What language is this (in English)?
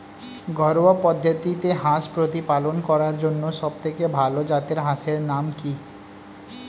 Bangla